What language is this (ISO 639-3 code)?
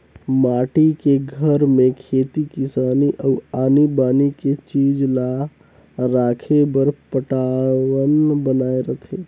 hne